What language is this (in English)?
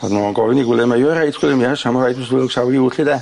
Welsh